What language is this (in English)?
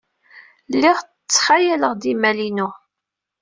Kabyle